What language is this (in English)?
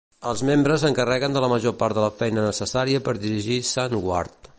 Catalan